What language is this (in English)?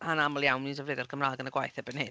Welsh